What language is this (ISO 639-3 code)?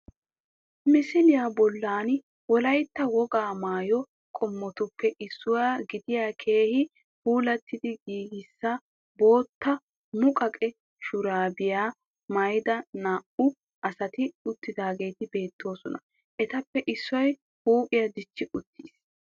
wal